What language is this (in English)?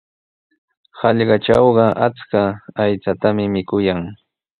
Sihuas Ancash Quechua